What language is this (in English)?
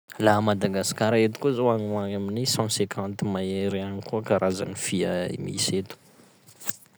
Sakalava Malagasy